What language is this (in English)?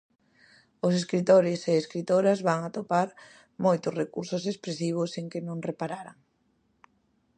Galician